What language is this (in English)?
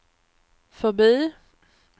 Swedish